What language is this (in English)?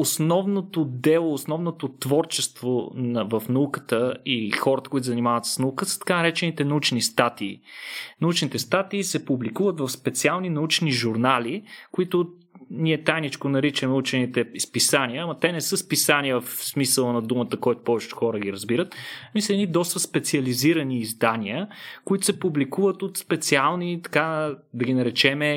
Bulgarian